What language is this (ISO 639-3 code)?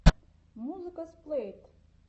rus